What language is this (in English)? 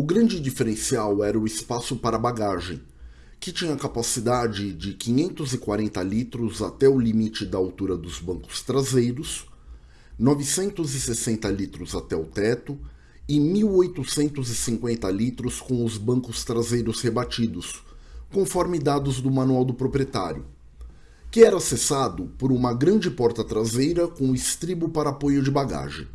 Portuguese